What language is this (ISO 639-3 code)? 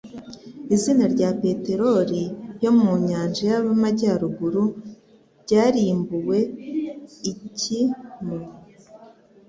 kin